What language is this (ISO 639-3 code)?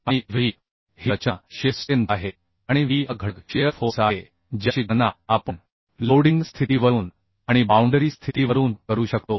mar